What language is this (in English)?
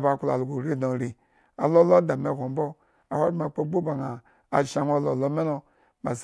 Eggon